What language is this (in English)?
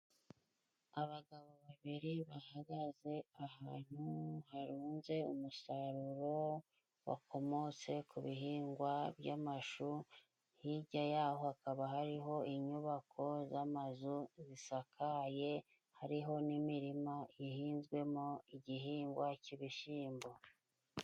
Kinyarwanda